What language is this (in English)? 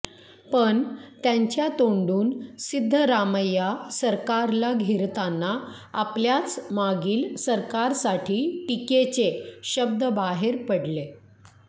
Marathi